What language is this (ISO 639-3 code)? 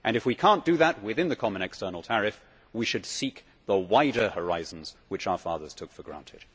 eng